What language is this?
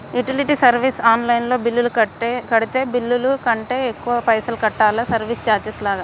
Telugu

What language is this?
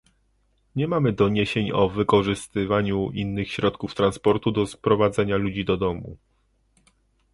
Polish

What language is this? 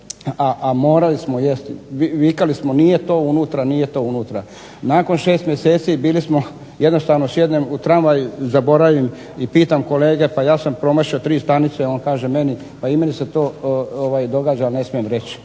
Croatian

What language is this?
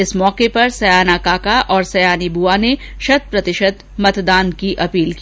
Hindi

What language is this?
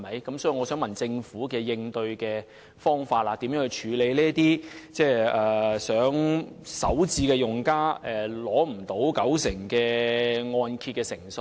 Cantonese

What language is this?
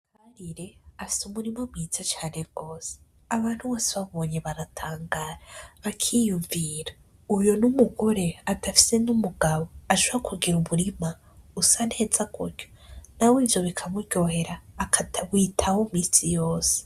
Rundi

